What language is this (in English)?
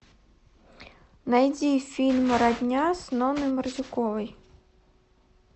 Russian